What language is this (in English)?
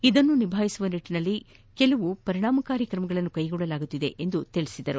Kannada